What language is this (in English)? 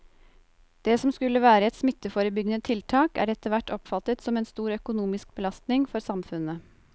Norwegian